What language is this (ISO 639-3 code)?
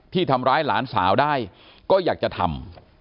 tha